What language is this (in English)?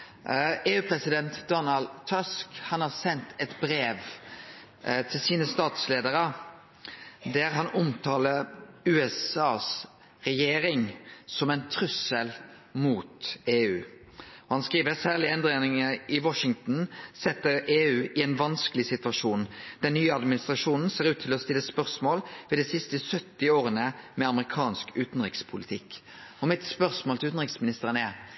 Norwegian Nynorsk